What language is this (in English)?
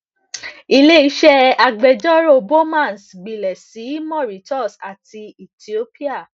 Yoruba